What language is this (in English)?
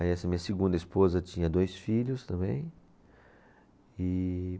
Portuguese